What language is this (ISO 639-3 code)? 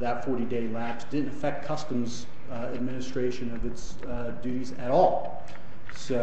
eng